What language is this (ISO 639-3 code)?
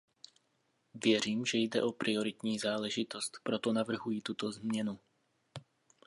ces